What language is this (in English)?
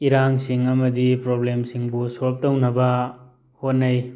Manipuri